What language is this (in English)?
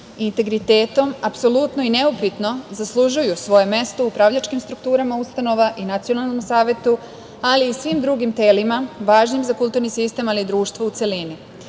Serbian